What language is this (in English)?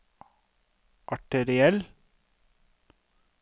Norwegian